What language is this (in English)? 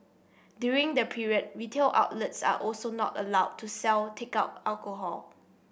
English